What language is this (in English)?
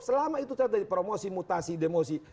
Indonesian